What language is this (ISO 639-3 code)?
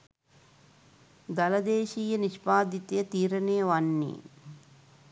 sin